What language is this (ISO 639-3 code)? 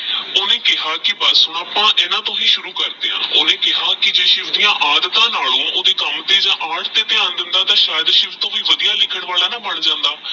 pan